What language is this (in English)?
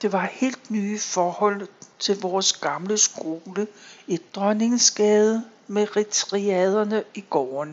Danish